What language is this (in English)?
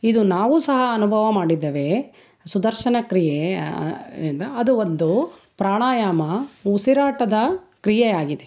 Kannada